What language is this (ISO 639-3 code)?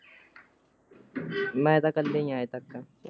pan